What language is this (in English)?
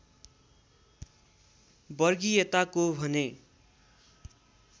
Nepali